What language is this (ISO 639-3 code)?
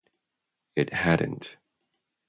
eng